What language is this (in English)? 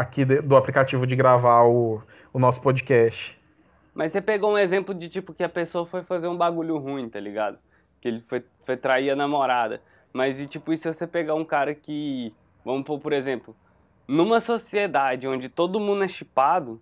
Portuguese